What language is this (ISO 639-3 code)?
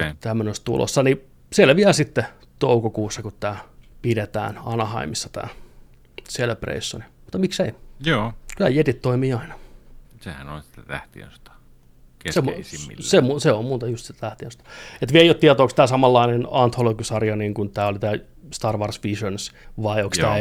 fin